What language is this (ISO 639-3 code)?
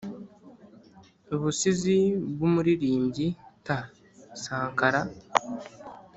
kin